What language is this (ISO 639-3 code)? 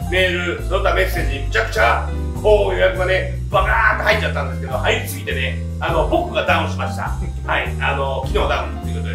jpn